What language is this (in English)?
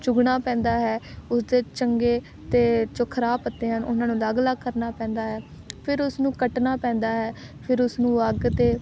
Punjabi